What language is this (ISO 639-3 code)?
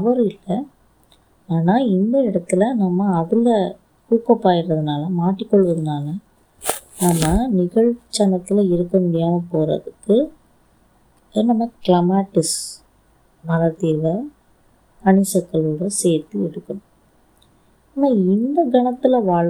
tam